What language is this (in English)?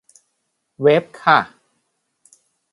Thai